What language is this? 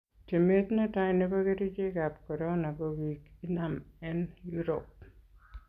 Kalenjin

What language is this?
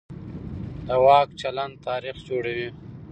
Pashto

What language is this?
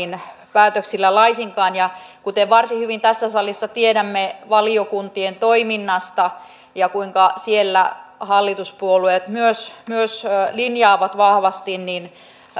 Finnish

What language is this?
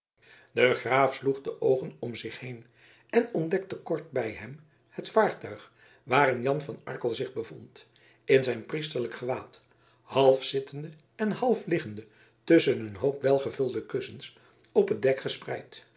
Dutch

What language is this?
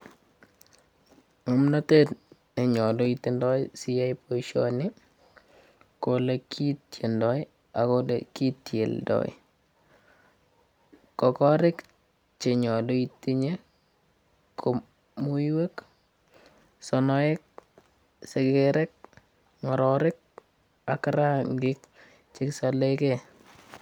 Kalenjin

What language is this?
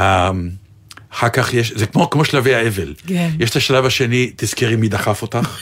Hebrew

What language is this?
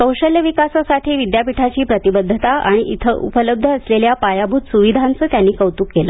Marathi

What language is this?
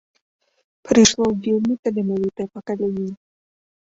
Belarusian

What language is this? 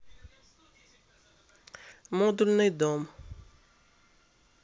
Russian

